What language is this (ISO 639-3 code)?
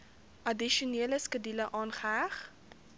afr